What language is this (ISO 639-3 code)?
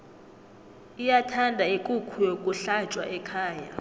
nbl